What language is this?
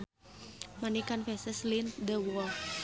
Sundanese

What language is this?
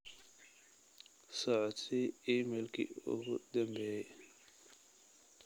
Somali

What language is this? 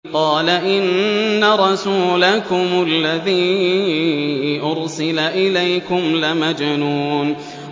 Arabic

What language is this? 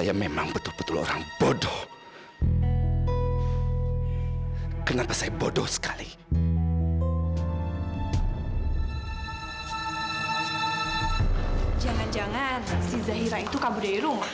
Indonesian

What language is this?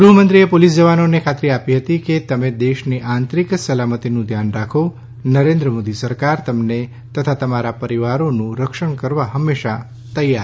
Gujarati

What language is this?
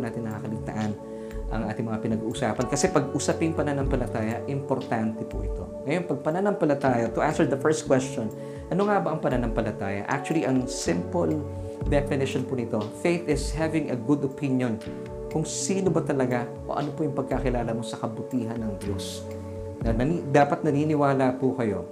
Filipino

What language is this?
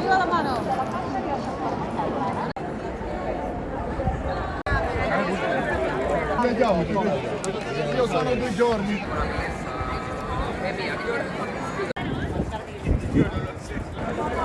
Italian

